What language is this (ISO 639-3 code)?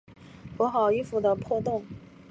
zho